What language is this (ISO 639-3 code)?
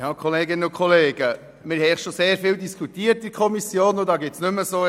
gsw